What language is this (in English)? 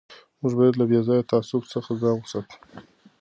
Pashto